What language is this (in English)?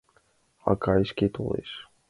Mari